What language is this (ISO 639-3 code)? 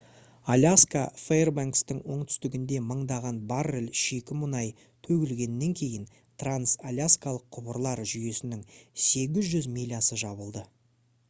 kaz